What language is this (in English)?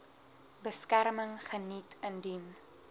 Afrikaans